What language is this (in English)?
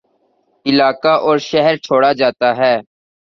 Urdu